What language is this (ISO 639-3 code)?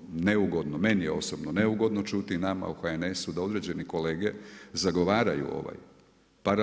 hrv